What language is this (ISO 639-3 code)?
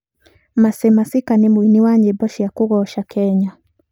kik